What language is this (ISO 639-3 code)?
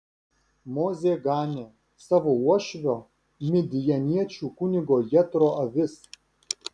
lit